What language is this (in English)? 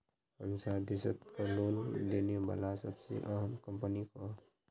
Magahi